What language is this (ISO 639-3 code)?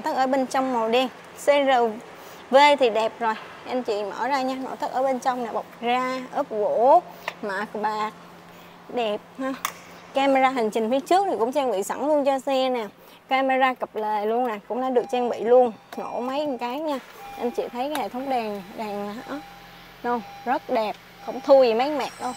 vie